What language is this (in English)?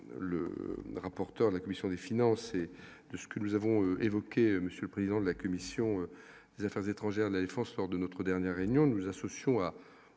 French